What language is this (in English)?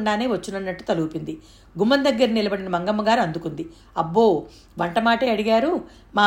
Telugu